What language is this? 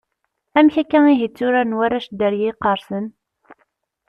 Kabyle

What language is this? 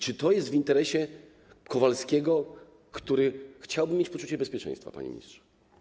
Polish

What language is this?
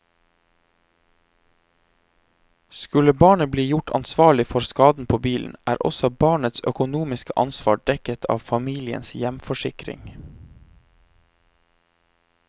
Norwegian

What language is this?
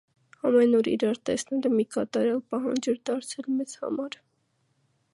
Armenian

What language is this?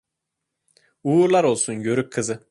Turkish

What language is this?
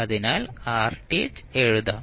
Malayalam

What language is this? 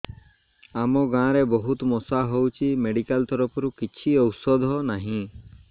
Odia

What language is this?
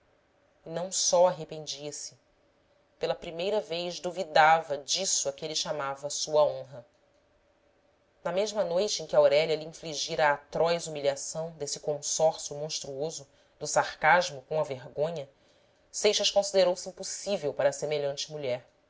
Portuguese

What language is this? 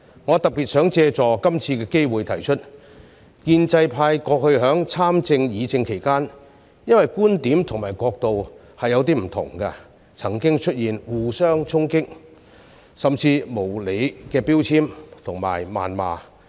Cantonese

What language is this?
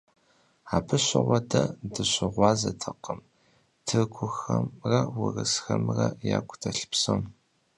Kabardian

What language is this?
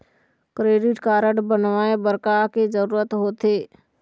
Chhattisgarhi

